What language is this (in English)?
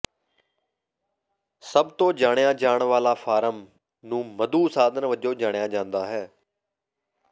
Punjabi